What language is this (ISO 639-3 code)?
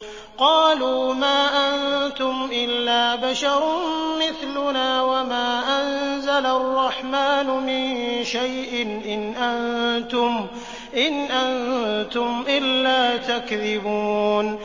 ara